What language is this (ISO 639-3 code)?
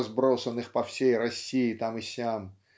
rus